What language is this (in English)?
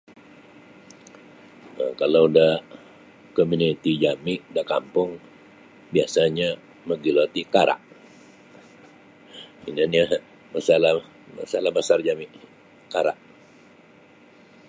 Sabah Bisaya